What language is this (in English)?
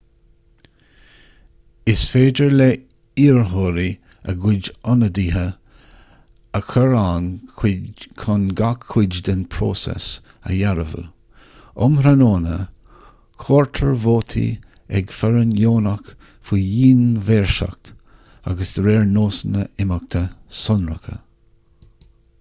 Irish